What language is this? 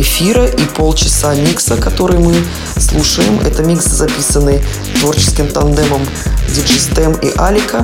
Russian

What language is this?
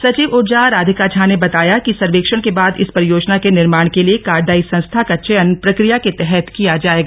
Hindi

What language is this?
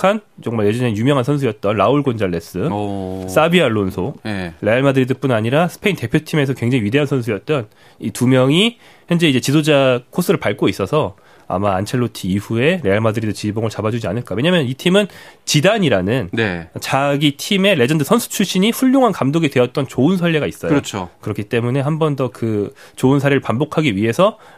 Korean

